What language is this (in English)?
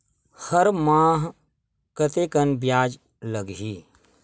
Chhattisgarhi